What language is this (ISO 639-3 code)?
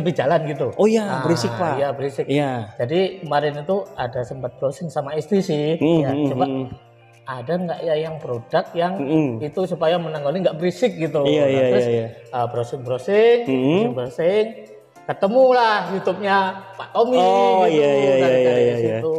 ind